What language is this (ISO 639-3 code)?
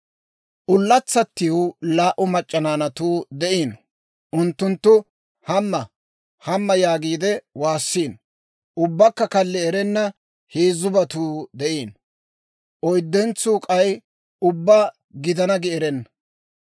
dwr